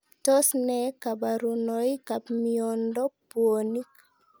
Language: Kalenjin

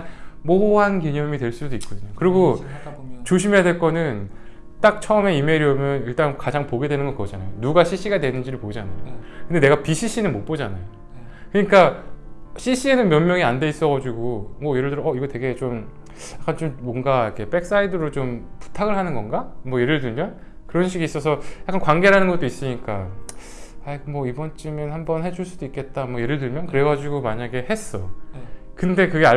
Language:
Korean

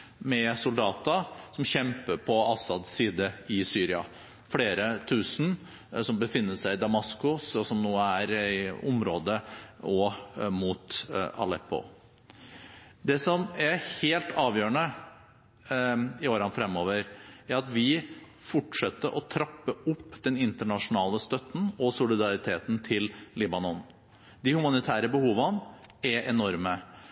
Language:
Norwegian Bokmål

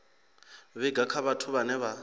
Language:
Venda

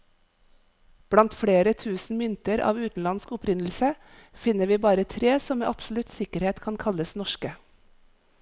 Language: Norwegian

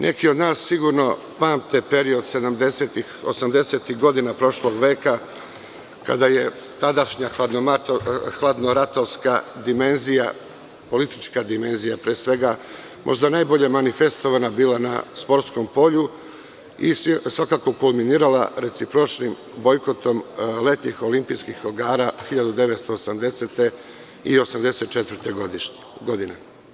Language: Serbian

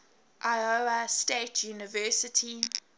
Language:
English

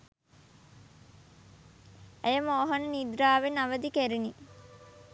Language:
Sinhala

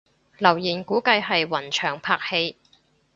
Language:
Cantonese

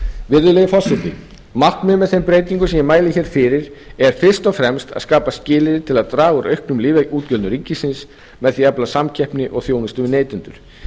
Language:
Icelandic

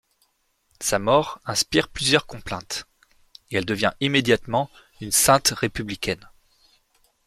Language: French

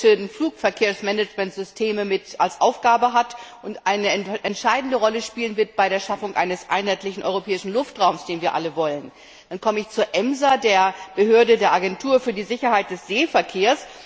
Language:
German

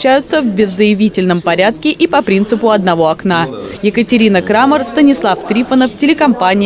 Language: Russian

